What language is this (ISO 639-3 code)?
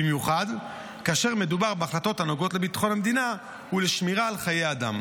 heb